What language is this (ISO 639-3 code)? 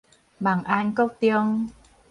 nan